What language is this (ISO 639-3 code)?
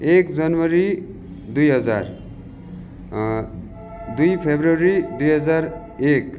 nep